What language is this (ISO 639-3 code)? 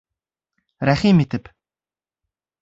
bak